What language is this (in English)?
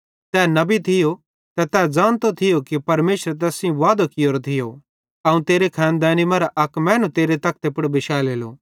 Bhadrawahi